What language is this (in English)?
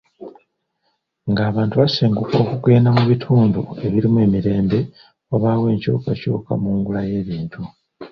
Ganda